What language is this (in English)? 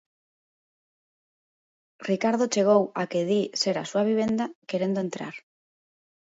Galician